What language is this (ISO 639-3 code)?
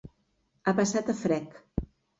cat